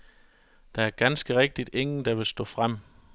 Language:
Danish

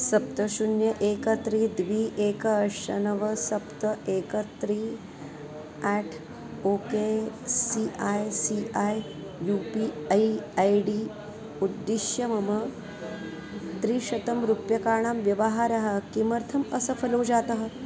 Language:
Sanskrit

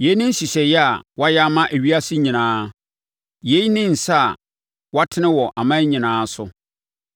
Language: Akan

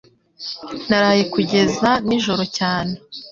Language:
Kinyarwanda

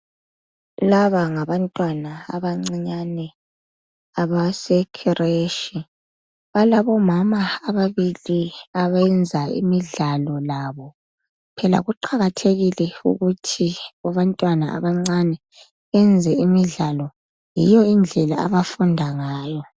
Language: North Ndebele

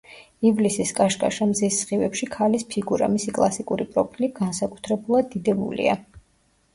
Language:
Georgian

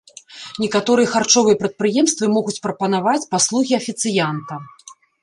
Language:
Belarusian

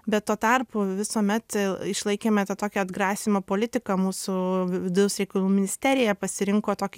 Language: Lithuanian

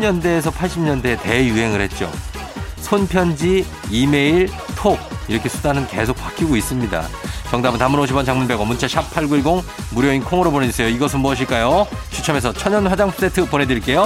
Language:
Korean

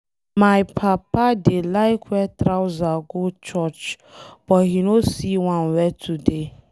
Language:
Nigerian Pidgin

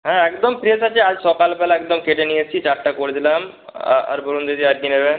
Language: Bangla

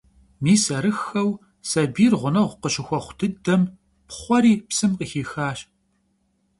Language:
Kabardian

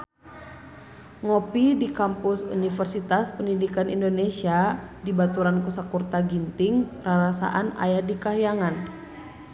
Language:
Sundanese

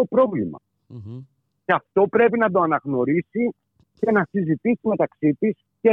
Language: Greek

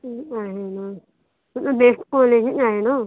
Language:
Marathi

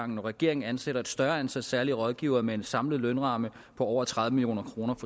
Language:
Danish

